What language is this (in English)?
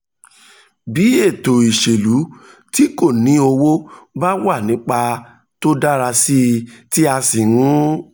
Yoruba